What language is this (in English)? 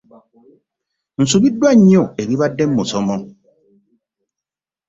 Ganda